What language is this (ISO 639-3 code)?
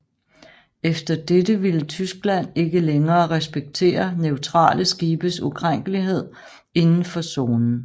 dan